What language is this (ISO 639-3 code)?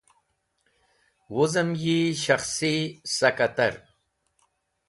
wbl